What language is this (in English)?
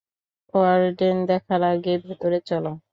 Bangla